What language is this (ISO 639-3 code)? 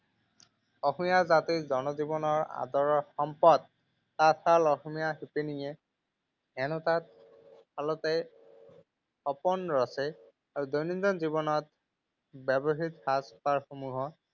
asm